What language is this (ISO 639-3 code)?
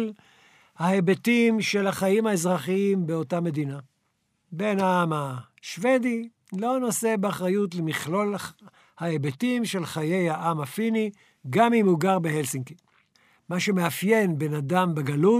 heb